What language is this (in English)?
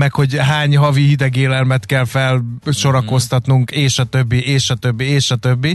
Hungarian